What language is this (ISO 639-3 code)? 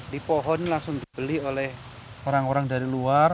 ind